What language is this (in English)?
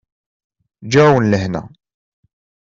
Kabyle